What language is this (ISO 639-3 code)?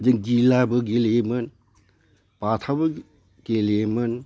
brx